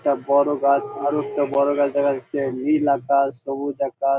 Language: Bangla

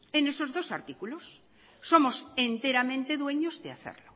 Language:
Spanish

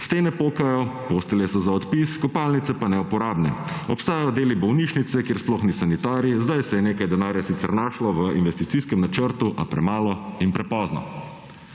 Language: Slovenian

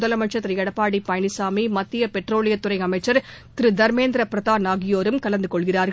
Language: Tamil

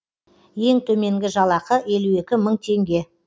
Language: Kazakh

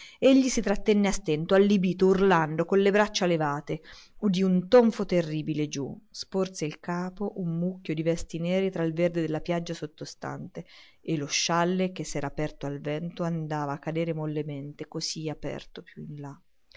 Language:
Italian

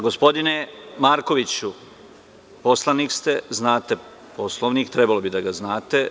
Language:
Serbian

